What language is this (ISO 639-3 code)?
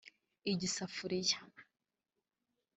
kin